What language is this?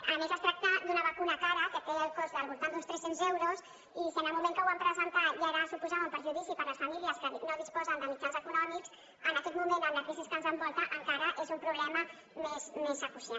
Catalan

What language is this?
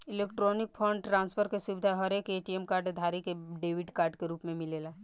Bhojpuri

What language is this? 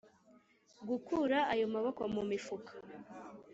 Kinyarwanda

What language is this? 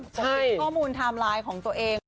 Thai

